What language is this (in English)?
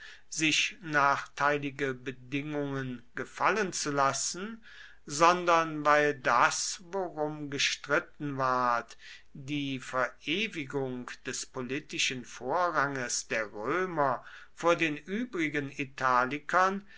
German